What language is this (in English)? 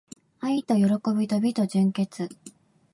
Japanese